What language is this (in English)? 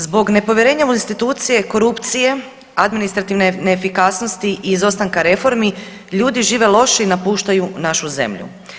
Croatian